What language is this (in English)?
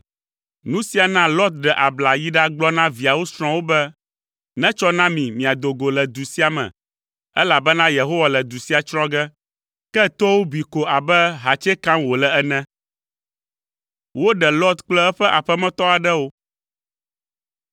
Ewe